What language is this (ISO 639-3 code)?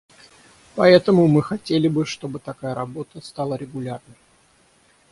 rus